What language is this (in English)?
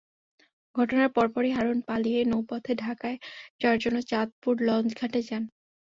Bangla